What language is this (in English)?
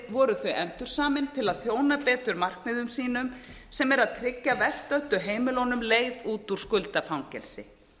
Icelandic